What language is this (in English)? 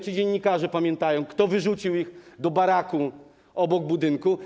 Polish